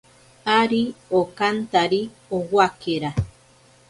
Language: Ashéninka Perené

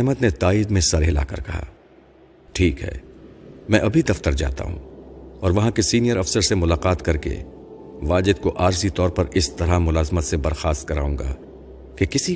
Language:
Urdu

